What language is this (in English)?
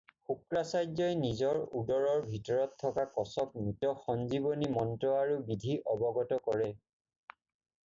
Assamese